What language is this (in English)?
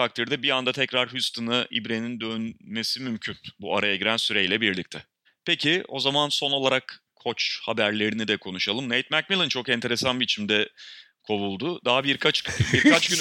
Turkish